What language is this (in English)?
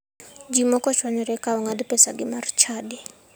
Luo (Kenya and Tanzania)